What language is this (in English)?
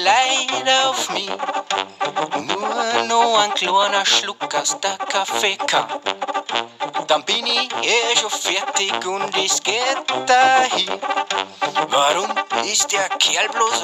German